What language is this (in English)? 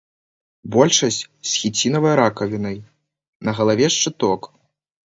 Belarusian